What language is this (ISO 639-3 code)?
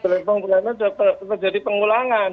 ind